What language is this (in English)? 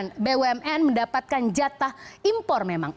Indonesian